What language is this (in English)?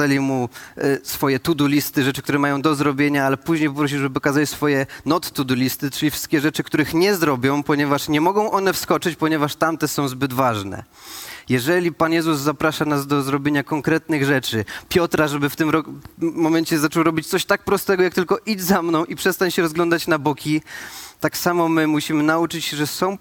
Polish